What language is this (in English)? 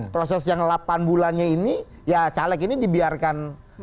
Indonesian